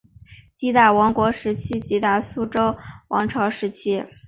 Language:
Chinese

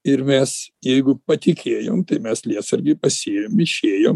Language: Lithuanian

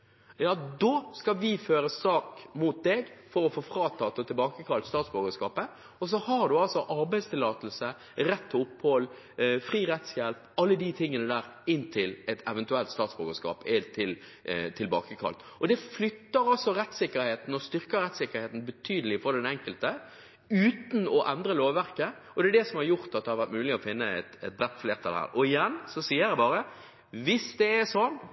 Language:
Norwegian Bokmål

